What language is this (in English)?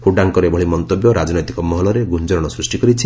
Odia